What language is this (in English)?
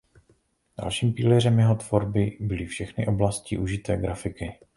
Czech